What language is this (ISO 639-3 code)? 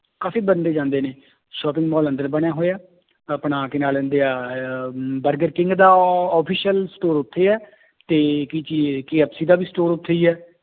pan